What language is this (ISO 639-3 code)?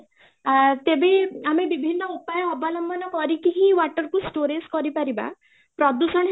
ori